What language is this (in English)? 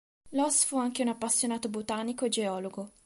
Italian